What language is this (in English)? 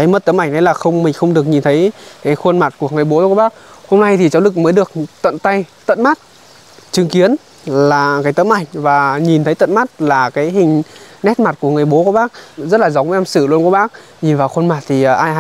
Vietnamese